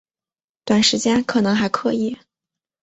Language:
Chinese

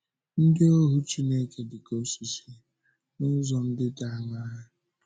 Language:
Igbo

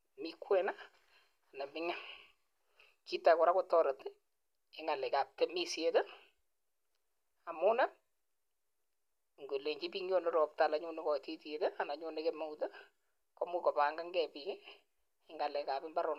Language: Kalenjin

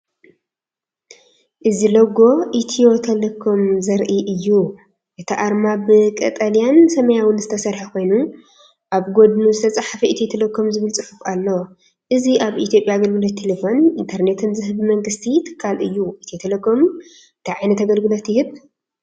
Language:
Tigrinya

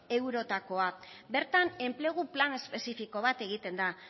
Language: Basque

